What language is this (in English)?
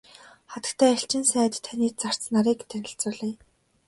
Mongolian